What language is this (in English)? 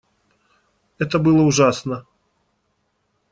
Russian